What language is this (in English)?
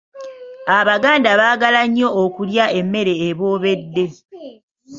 Ganda